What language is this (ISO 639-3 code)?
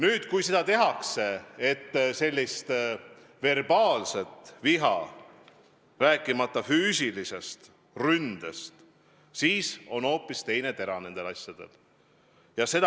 est